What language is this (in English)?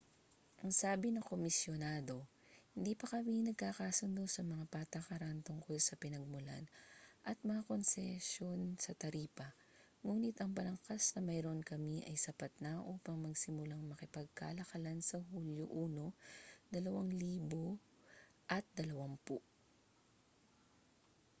Filipino